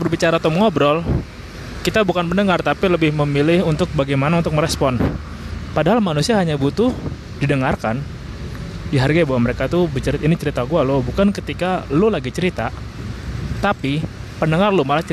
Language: Indonesian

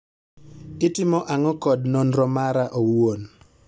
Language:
Luo (Kenya and Tanzania)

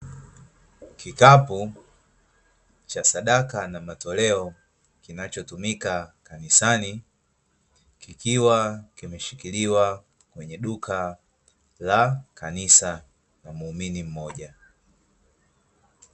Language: Swahili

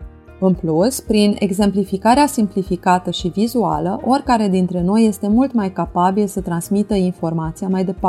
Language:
Romanian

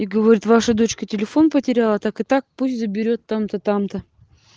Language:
Russian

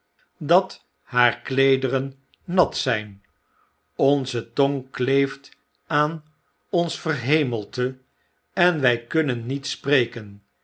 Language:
Dutch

